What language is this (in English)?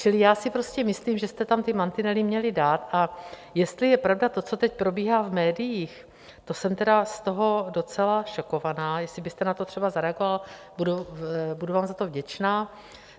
Czech